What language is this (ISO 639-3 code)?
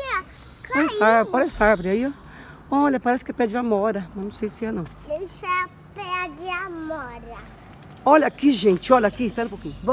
por